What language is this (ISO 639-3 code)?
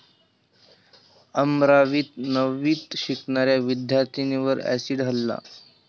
mar